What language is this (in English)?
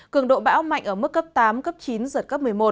Vietnamese